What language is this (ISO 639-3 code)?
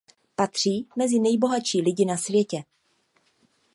ces